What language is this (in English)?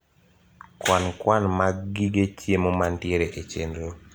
Luo (Kenya and Tanzania)